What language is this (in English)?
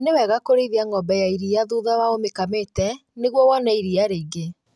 Kikuyu